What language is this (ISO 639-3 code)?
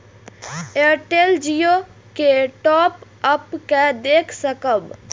mai